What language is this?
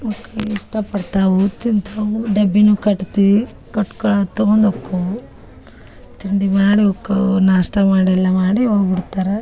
Kannada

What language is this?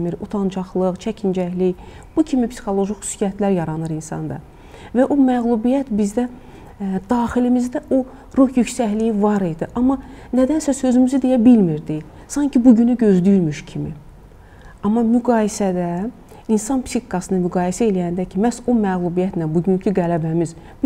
Turkish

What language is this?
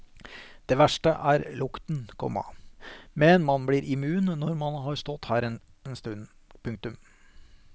Norwegian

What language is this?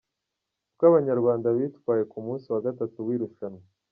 Kinyarwanda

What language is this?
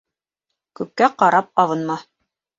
Bashkir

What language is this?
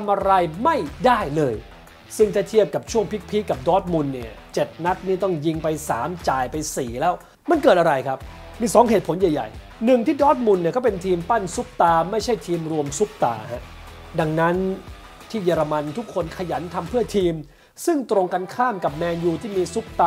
Thai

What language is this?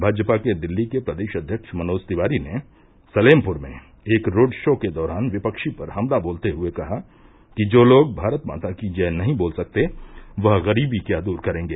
Hindi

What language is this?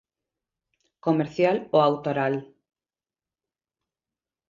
Galician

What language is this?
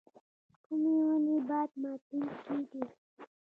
Pashto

